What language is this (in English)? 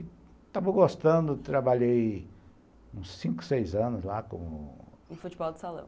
Portuguese